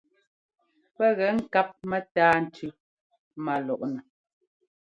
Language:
Ngomba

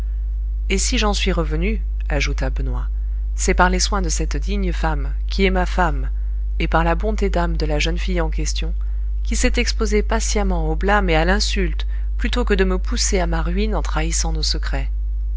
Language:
French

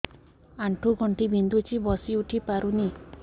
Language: Odia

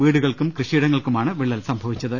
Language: Malayalam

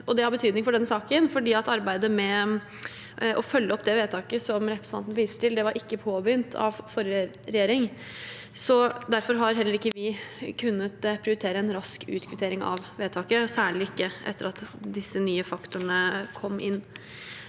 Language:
Norwegian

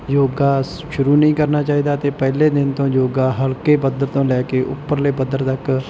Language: Punjabi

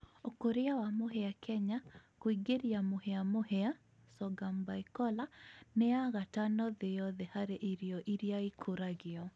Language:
Kikuyu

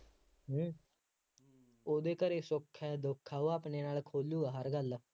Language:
Punjabi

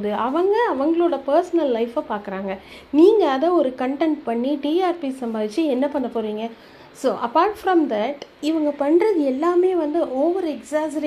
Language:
Tamil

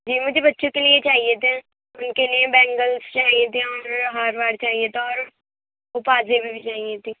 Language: Urdu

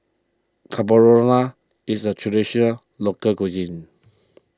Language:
English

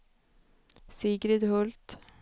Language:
Swedish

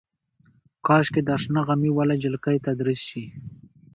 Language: Pashto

